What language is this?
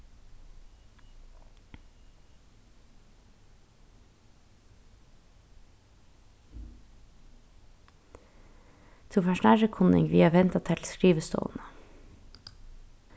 Faroese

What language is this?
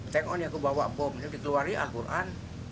Indonesian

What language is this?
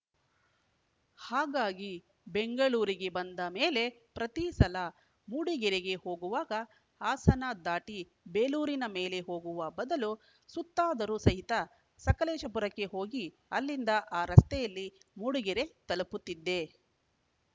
Kannada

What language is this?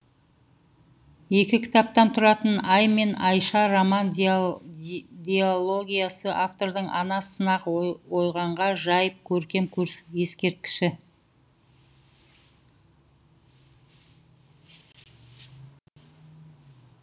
Kazakh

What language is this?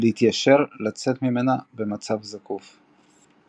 Hebrew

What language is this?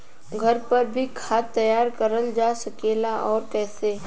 Bhojpuri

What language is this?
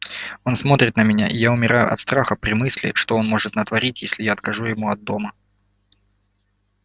Russian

